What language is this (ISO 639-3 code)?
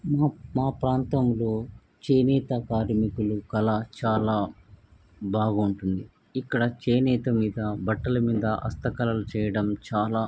tel